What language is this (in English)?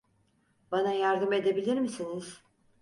Turkish